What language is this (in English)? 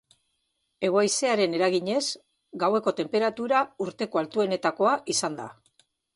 Basque